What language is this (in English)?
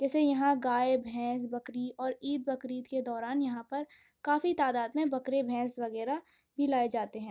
Urdu